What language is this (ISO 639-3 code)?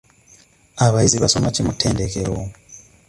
lug